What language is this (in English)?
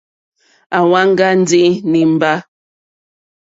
Mokpwe